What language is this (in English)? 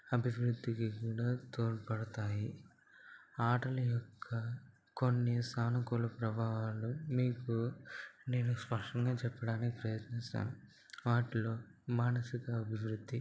Telugu